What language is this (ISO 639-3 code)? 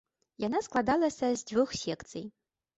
bel